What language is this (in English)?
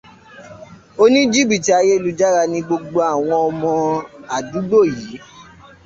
Yoruba